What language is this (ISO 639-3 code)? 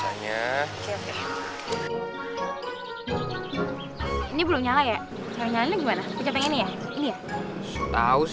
ind